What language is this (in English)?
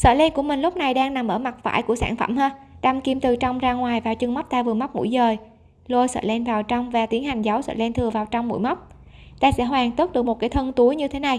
Vietnamese